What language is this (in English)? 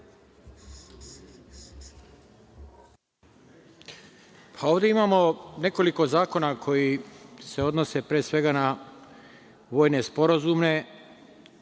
Serbian